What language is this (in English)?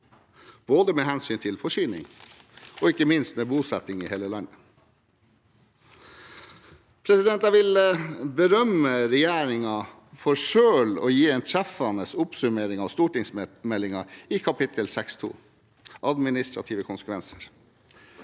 Norwegian